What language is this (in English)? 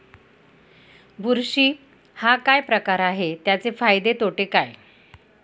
Marathi